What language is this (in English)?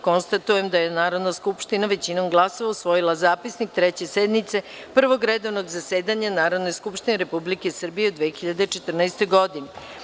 Serbian